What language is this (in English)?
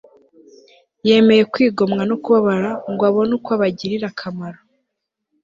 Kinyarwanda